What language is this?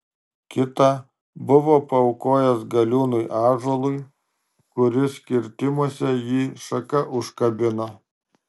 Lithuanian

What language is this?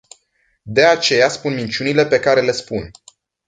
Romanian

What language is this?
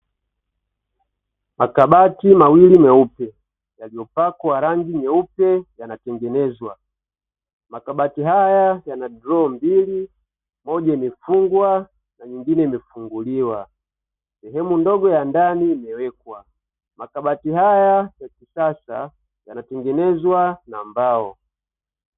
Swahili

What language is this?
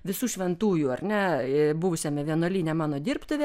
Lithuanian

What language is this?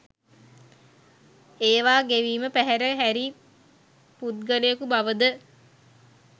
Sinhala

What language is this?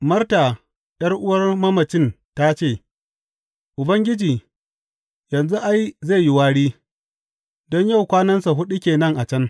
Hausa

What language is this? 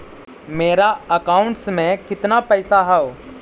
Magahi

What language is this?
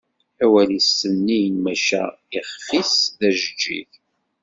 Kabyle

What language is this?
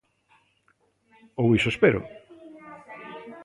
Galician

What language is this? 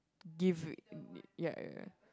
English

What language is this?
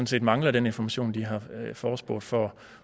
Danish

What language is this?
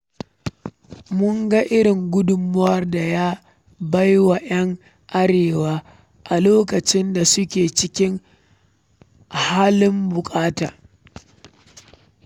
Hausa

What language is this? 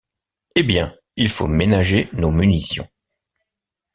French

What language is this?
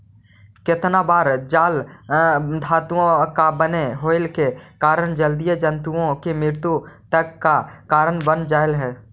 Magahi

